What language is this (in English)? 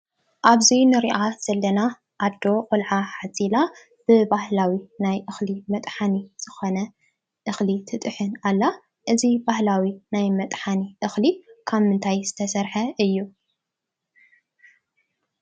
Tigrinya